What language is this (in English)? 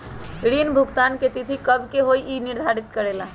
Magahi